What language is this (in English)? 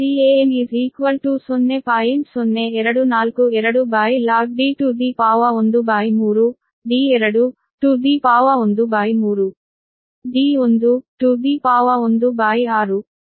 Kannada